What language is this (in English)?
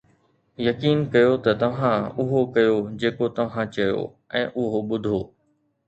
Sindhi